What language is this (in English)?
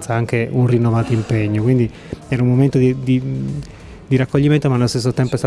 Italian